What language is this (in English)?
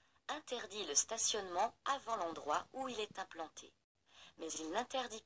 French